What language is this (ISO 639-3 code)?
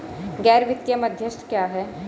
hin